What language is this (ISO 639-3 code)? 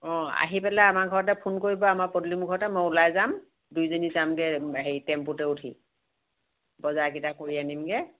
asm